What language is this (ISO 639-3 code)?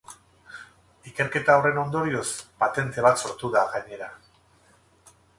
eus